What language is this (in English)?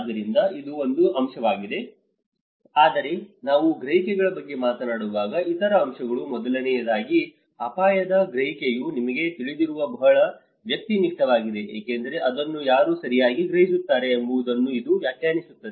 Kannada